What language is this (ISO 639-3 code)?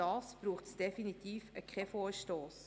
gsw